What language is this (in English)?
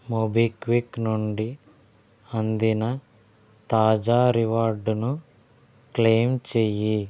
Telugu